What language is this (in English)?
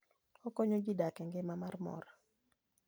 Luo (Kenya and Tanzania)